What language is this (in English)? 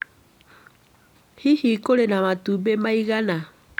Kikuyu